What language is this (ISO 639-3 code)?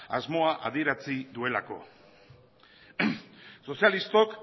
eus